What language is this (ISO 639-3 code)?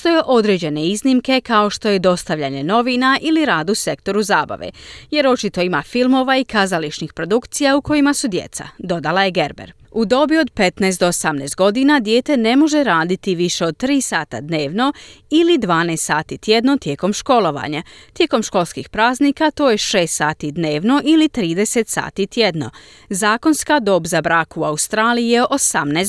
hrv